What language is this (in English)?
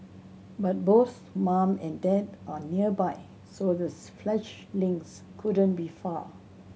English